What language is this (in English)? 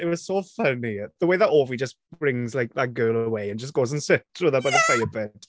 English